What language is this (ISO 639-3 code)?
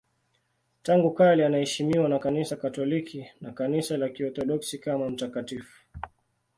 swa